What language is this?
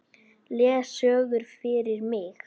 Icelandic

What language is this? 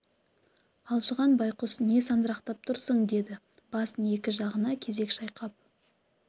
Kazakh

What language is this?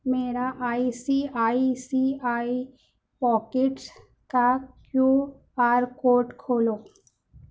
Urdu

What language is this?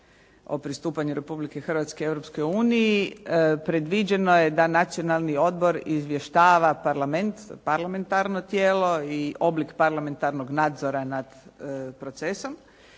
Croatian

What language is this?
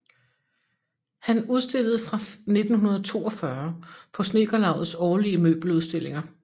Danish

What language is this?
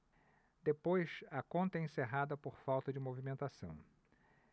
Portuguese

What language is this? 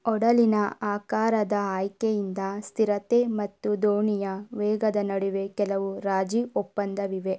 Kannada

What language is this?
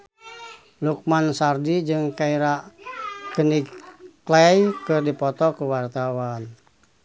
Sundanese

